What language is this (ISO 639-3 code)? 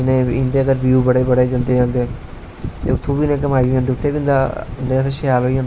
doi